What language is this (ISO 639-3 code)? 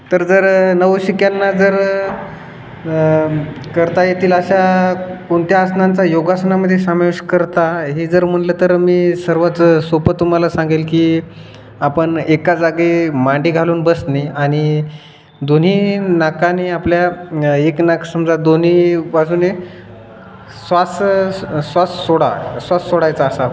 mar